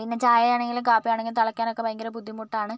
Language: Malayalam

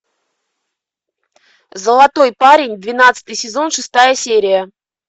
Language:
Russian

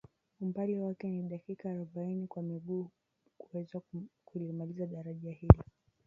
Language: Swahili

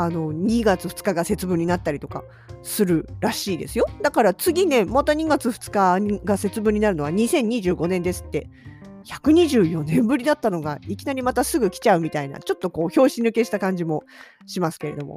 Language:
Japanese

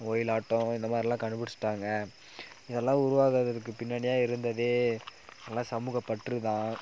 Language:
Tamil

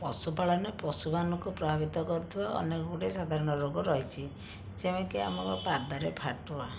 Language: Odia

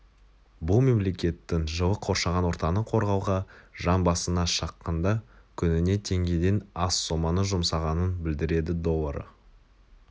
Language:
Kazakh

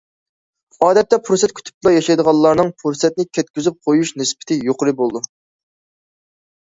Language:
Uyghur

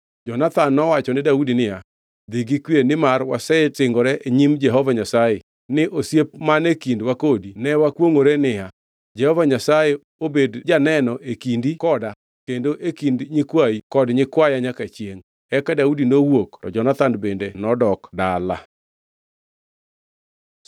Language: Luo (Kenya and Tanzania)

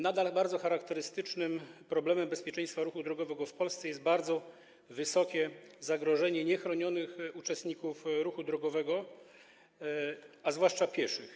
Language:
Polish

